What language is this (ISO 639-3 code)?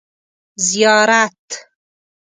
pus